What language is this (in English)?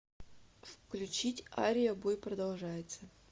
Russian